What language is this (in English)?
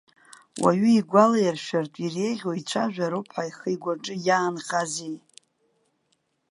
Abkhazian